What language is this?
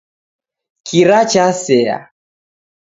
Taita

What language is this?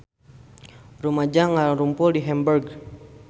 Sundanese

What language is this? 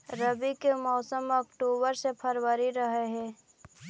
Magahi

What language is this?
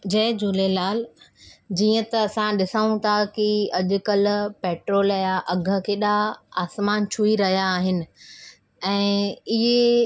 Sindhi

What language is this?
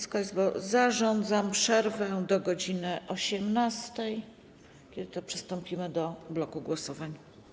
Polish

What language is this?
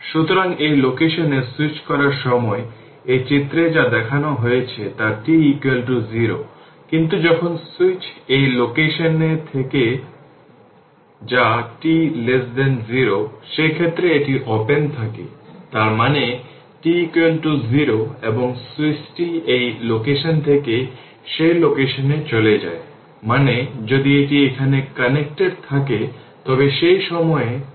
Bangla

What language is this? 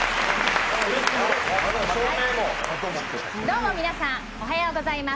Japanese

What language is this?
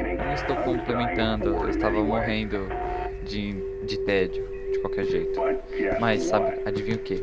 Portuguese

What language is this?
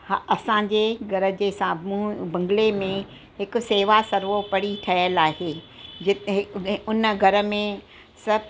Sindhi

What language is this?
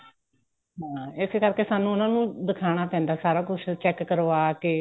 Punjabi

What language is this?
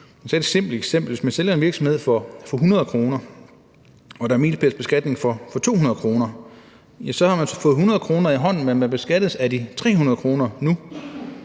Danish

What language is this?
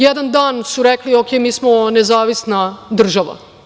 Serbian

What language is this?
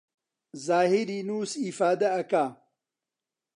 Central Kurdish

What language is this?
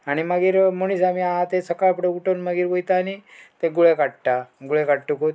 Konkani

